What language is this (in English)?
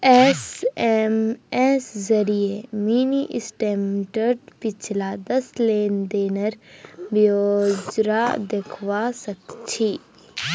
Magahi